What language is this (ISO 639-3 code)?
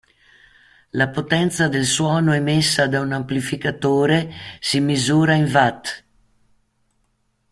ita